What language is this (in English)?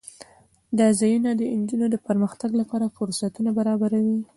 Pashto